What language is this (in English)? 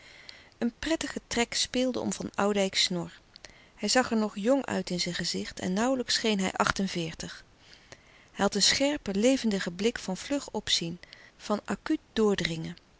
Dutch